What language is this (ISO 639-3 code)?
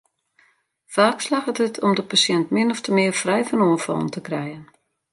fry